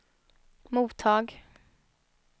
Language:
Swedish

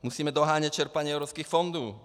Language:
Czech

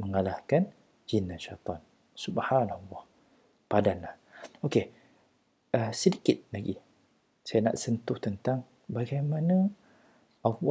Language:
Malay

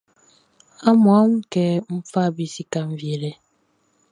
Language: Baoulé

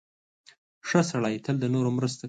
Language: Pashto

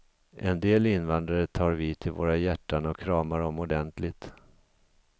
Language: Swedish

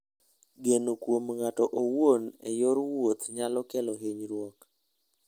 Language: Luo (Kenya and Tanzania)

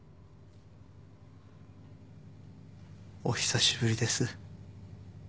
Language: Japanese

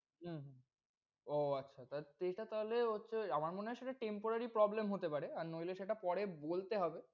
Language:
Bangla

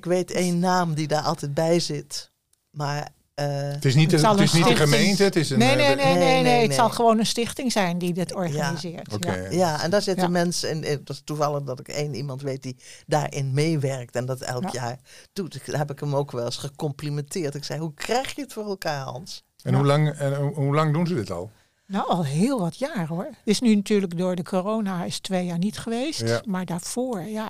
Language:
Dutch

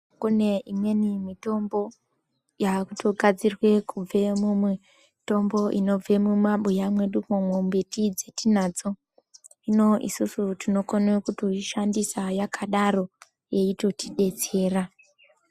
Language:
Ndau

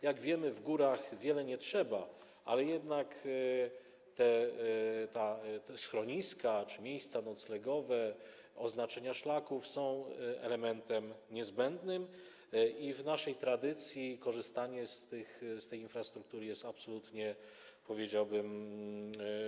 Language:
Polish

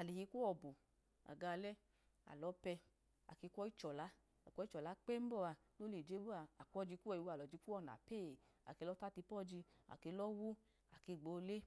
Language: Idoma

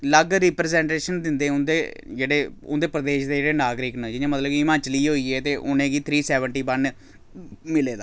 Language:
Dogri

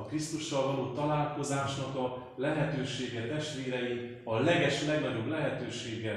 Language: Hungarian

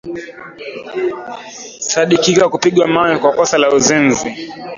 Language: Swahili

